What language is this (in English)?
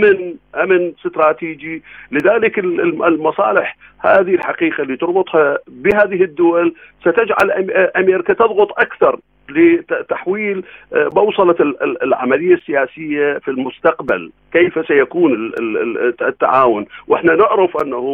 Arabic